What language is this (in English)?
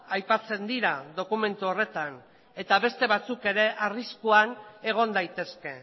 Basque